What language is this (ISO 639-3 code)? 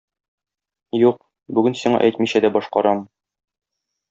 tat